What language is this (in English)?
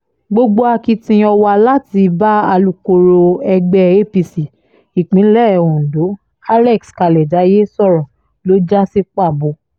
Yoruba